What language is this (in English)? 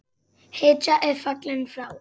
Icelandic